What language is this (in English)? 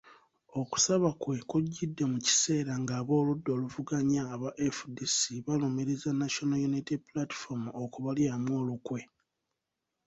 Ganda